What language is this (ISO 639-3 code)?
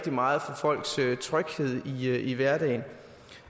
dan